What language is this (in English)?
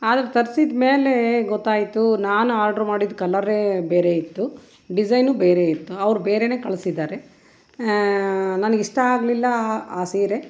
Kannada